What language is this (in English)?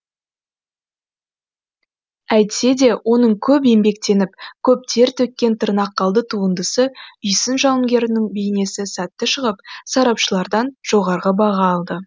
Kazakh